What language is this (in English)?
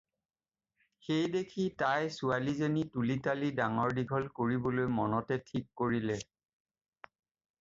Assamese